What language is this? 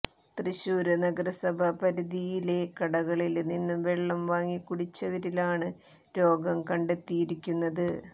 Malayalam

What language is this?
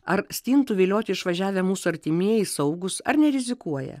Lithuanian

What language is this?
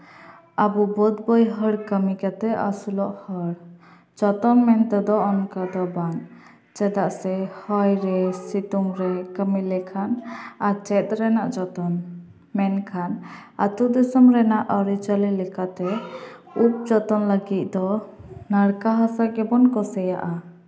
Santali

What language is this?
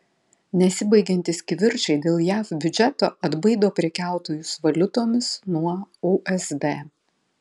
Lithuanian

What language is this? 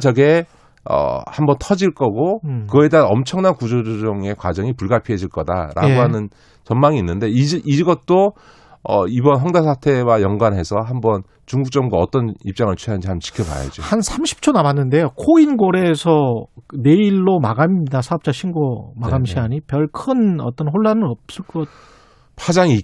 Korean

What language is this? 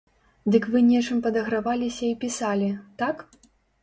Belarusian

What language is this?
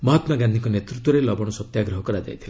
Odia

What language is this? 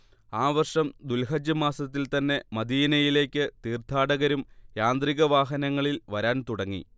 Malayalam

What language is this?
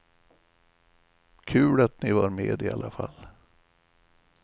Swedish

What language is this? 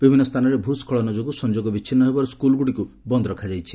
Odia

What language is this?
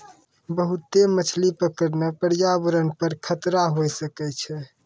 Maithili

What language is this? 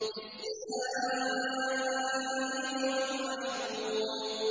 Arabic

